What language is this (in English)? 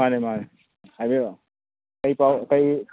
Manipuri